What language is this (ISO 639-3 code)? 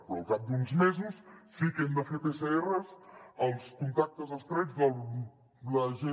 cat